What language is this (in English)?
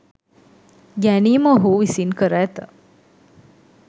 Sinhala